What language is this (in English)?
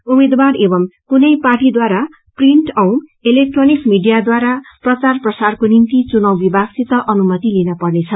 Nepali